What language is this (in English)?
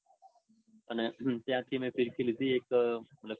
Gujarati